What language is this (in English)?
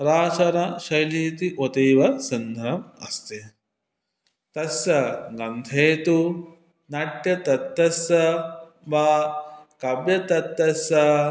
Sanskrit